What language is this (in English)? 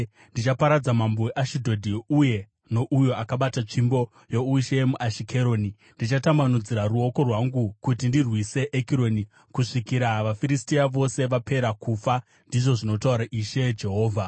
Shona